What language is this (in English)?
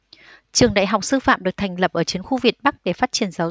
Vietnamese